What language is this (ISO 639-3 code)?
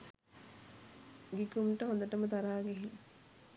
sin